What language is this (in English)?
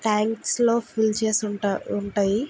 Telugu